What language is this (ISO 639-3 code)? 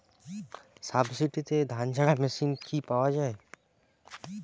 ben